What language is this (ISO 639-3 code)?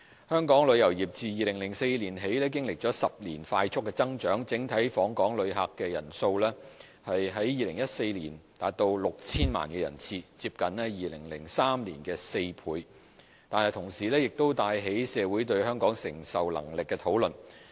yue